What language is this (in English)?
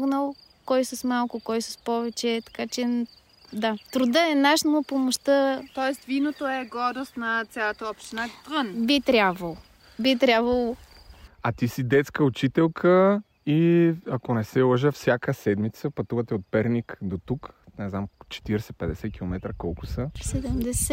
Bulgarian